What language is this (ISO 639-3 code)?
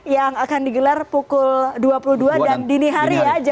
ind